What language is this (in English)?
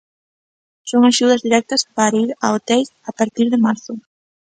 Galician